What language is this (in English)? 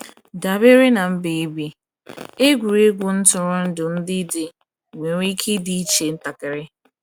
Igbo